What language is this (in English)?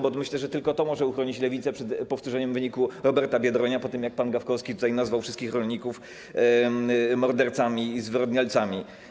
Polish